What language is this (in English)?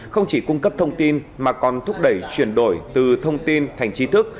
Vietnamese